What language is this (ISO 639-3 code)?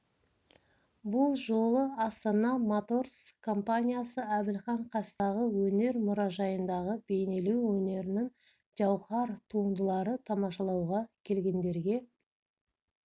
kaz